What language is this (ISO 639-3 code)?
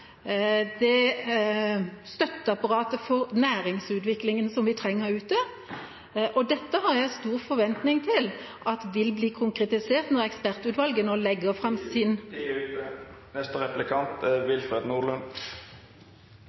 nor